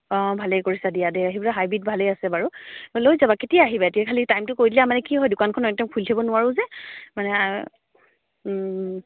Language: Assamese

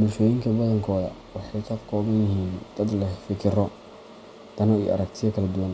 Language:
Somali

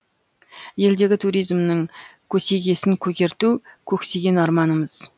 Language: Kazakh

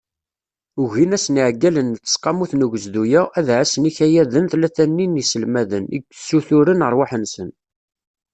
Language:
Kabyle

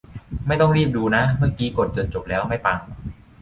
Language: Thai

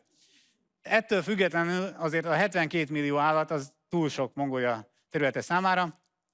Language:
Hungarian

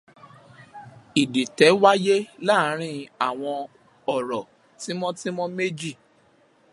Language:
Yoruba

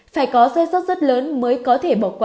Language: Vietnamese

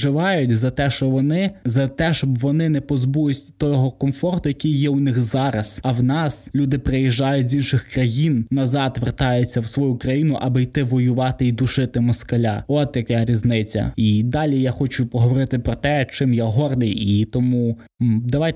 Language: Ukrainian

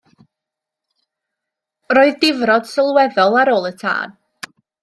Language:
Welsh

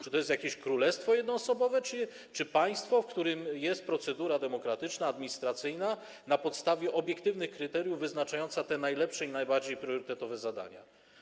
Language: Polish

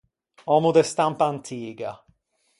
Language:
Ligurian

